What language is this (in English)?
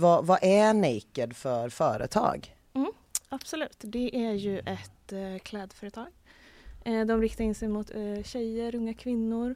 Swedish